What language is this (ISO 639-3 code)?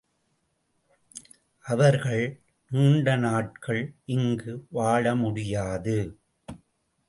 tam